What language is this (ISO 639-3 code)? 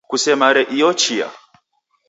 dav